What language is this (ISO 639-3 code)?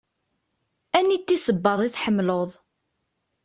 kab